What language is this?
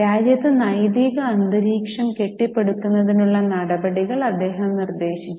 Malayalam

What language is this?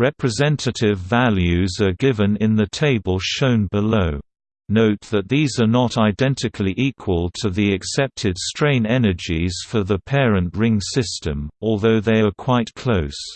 English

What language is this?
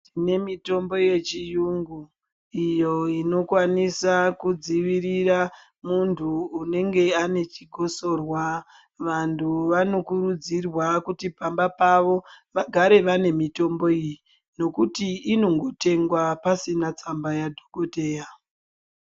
Ndau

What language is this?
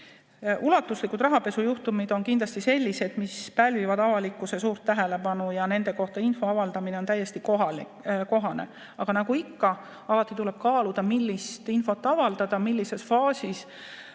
Estonian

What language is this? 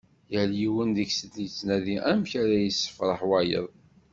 Kabyle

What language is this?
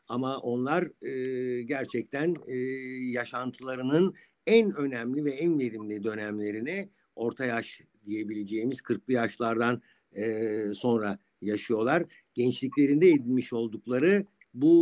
Turkish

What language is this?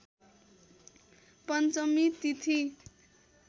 Nepali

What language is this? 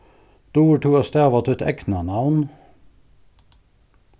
Faroese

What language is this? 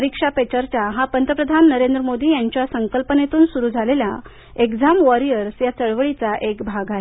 Marathi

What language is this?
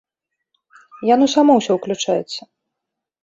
Belarusian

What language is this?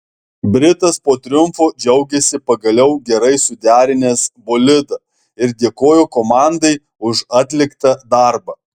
Lithuanian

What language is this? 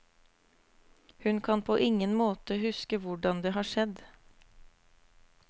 Norwegian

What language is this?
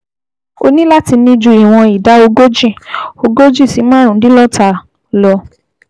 Yoruba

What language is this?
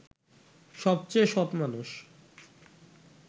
Bangla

